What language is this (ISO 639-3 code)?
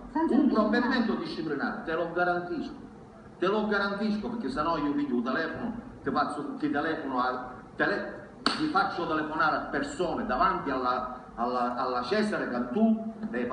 ita